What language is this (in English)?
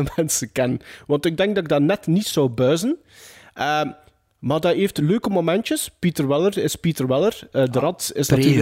Dutch